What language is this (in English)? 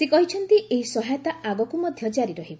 Odia